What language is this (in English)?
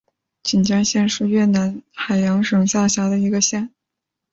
Chinese